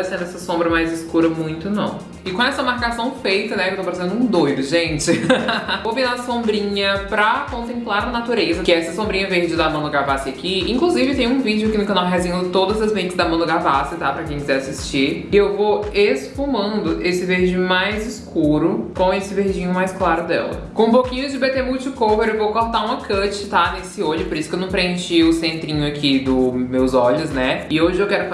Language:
Portuguese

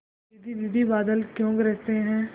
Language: Hindi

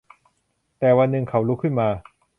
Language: Thai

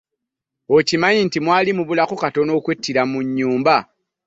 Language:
Ganda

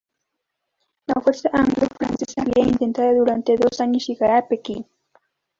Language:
Spanish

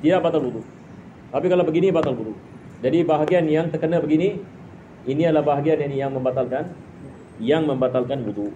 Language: Malay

